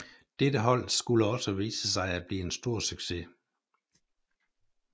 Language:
Danish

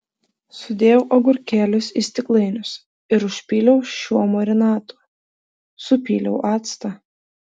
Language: Lithuanian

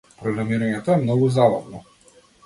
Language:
Macedonian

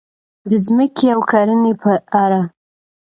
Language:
Pashto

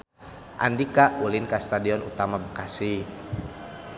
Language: Sundanese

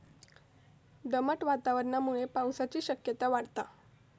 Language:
Marathi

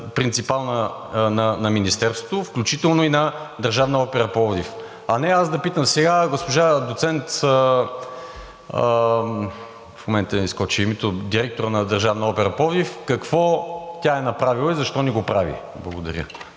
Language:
Bulgarian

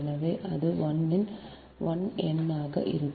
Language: Tamil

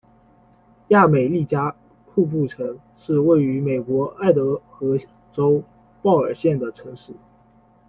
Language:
Chinese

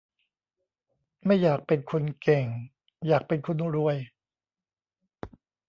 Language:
Thai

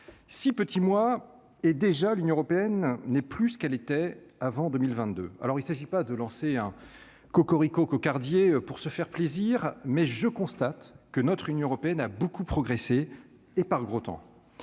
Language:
French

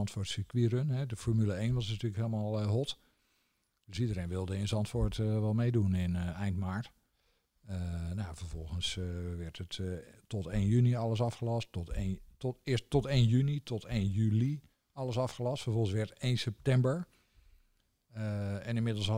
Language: Dutch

